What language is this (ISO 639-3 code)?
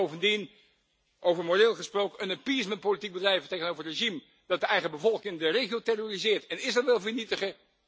nld